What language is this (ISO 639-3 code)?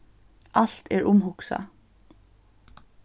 fao